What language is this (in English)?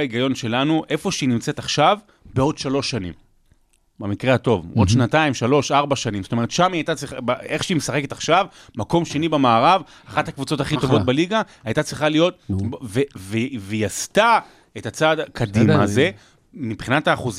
Hebrew